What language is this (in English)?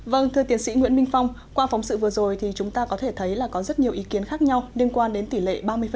Vietnamese